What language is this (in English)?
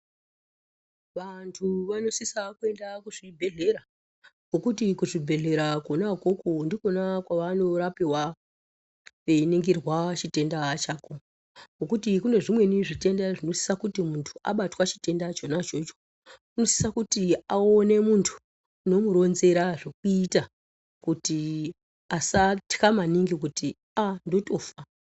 Ndau